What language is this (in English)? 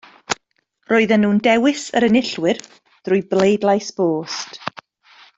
Welsh